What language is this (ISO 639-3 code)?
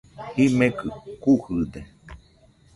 hux